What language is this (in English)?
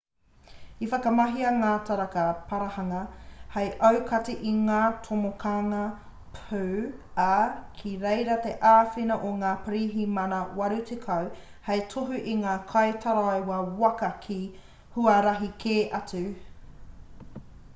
Māori